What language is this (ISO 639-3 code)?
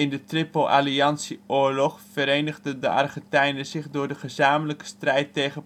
nld